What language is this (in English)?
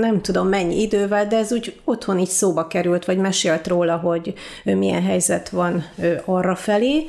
Hungarian